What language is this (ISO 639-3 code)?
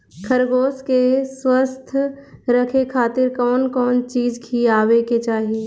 bho